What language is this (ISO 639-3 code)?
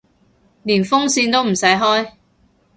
yue